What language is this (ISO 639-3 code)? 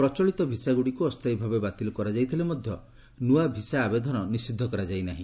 ori